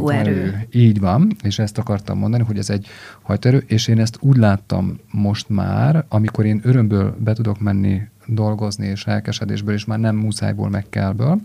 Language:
Hungarian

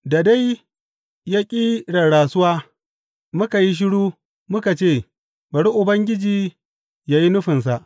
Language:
Hausa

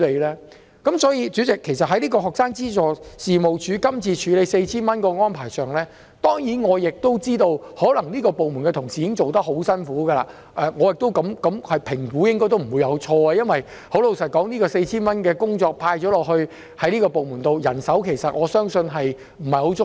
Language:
Cantonese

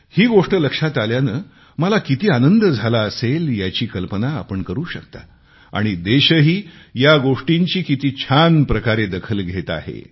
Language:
Marathi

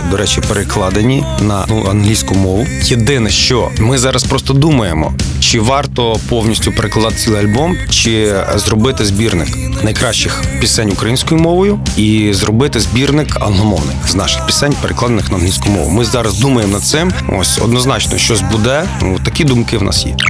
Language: Ukrainian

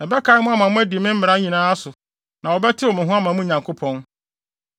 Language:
Akan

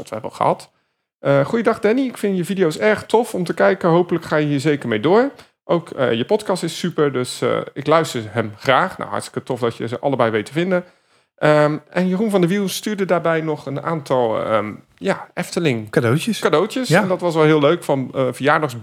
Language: Dutch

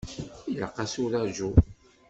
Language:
Kabyle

